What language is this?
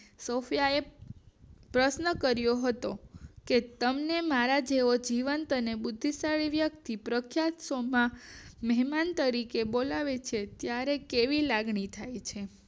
Gujarati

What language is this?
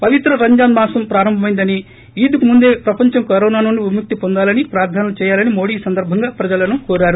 Telugu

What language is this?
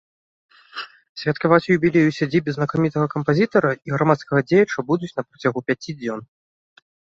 Belarusian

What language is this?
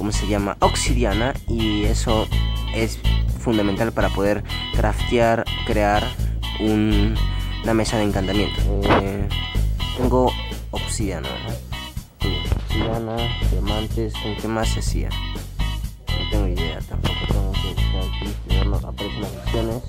Spanish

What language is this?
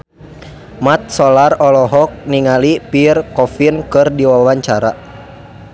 Sundanese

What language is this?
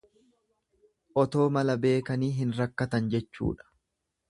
Oromo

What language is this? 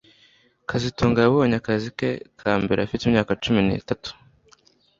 Kinyarwanda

